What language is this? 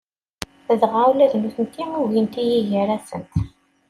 Kabyle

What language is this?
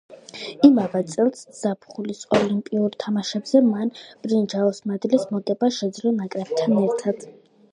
Georgian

